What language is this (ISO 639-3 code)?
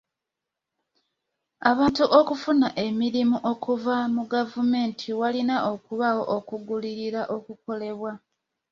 lug